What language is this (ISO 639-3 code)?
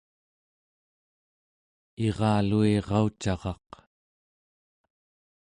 esu